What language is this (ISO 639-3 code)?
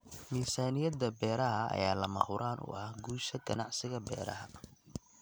som